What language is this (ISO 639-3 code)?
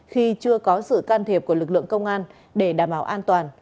vie